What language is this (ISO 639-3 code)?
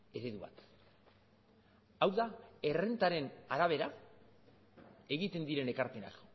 eus